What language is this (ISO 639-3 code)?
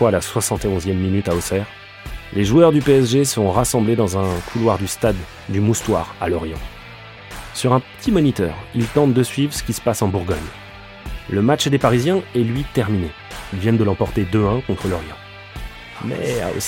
fra